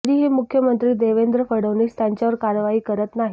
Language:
Marathi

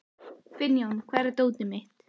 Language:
Icelandic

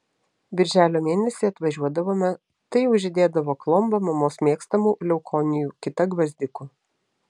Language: Lithuanian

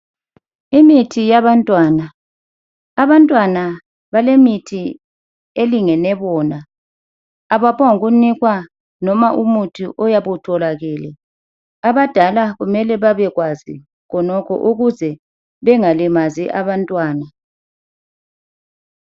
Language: North Ndebele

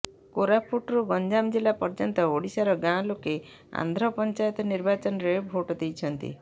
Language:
Odia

